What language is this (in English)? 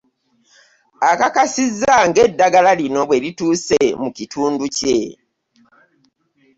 Ganda